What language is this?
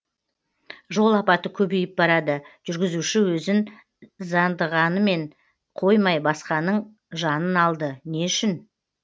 Kazakh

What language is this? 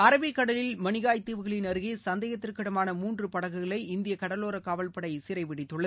Tamil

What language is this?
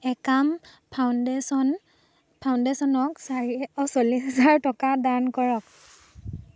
Assamese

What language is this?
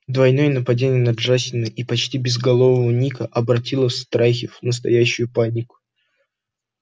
Russian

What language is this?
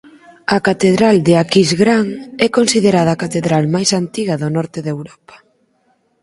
Galician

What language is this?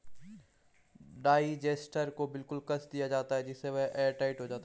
Hindi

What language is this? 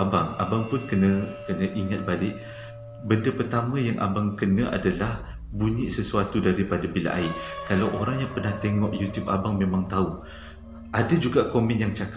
Malay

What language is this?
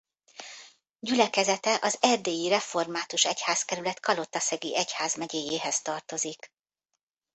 Hungarian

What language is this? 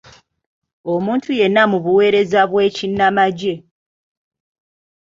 Ganda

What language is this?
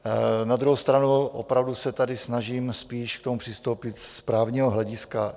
Czech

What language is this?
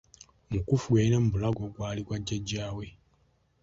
Ganda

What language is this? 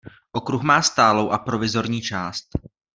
Czech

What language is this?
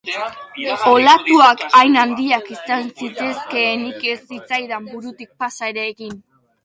Basque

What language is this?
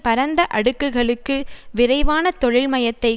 Tamil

